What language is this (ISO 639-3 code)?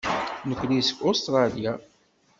kab